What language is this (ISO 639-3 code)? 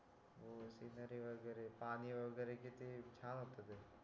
mar